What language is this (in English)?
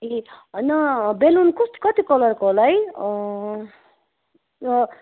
Nepali